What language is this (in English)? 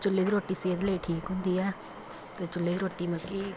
Punjabi